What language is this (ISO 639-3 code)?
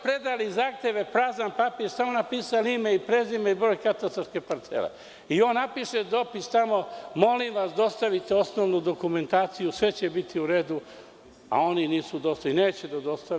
srp